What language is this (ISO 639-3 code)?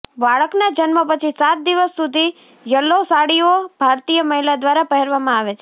guj